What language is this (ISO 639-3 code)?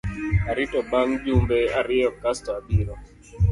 luo